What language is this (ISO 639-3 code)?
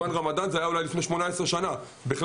heb